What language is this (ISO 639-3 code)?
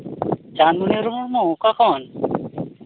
sat